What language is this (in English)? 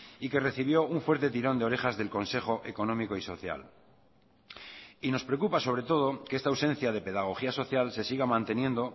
Spanish